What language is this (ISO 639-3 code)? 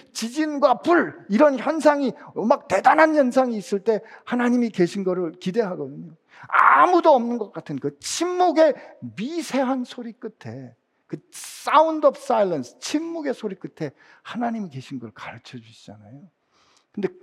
kor